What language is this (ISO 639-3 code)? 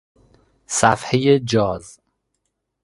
fas